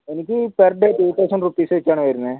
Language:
Malayalam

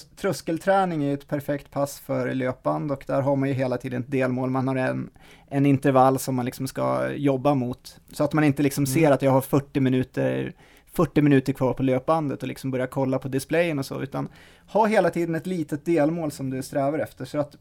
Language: Swedish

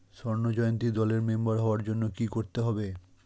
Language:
Bangla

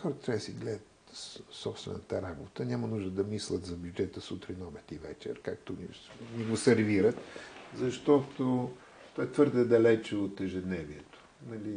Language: Bulgarian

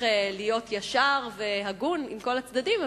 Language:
Hebrew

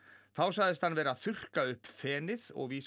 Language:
Icelandic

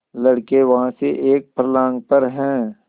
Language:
Hindi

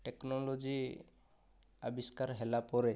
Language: Odia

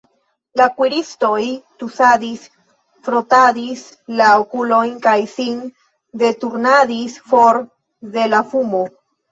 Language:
Esperanto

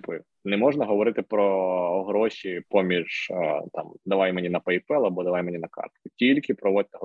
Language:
Ukrainian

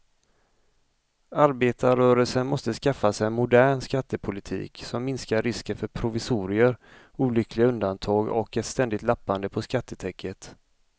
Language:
Swedish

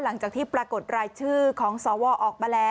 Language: Thai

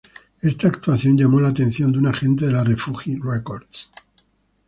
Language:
Spanish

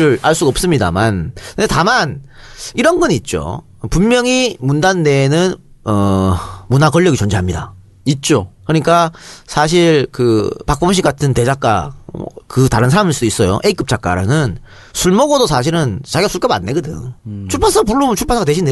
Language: Korean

